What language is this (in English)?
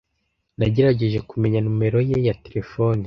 Kinyarwanda